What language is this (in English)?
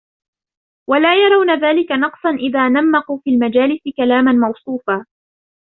Arabic